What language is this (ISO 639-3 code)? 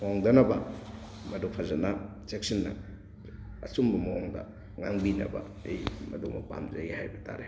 mni